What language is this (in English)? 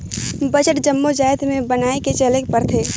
Chhattisgarhi